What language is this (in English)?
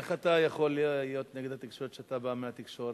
Hebrew